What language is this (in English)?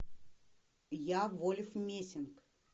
Russian